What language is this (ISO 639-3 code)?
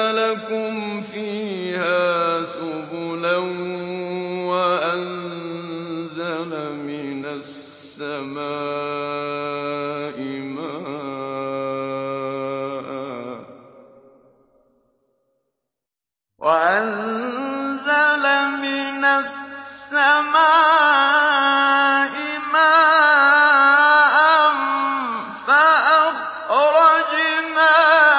ara